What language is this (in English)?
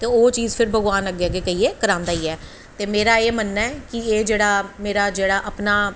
Dogri